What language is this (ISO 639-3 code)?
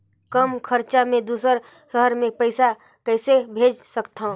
hne